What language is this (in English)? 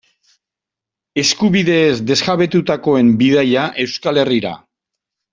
Basque